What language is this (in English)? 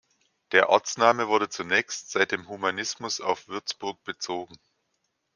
German